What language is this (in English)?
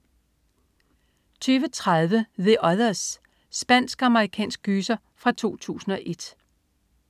Danish